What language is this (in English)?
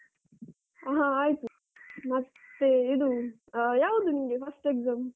Kannada